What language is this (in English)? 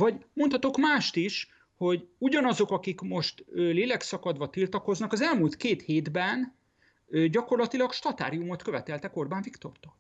Hungarian